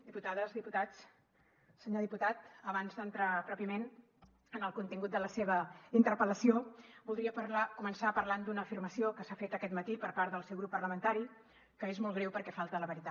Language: Catalan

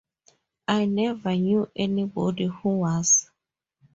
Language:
English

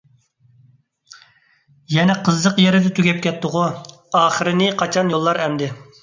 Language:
Uyghur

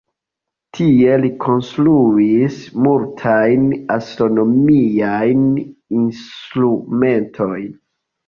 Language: Esperanto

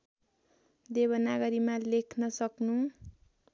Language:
Nepali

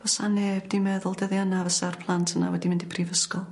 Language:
Welsh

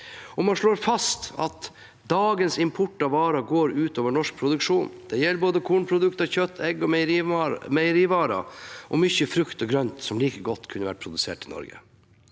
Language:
Norwegian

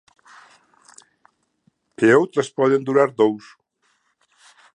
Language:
Galician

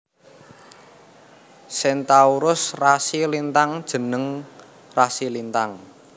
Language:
Javanese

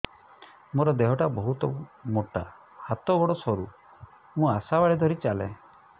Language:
Odia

